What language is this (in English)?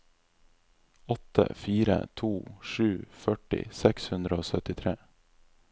Norwegian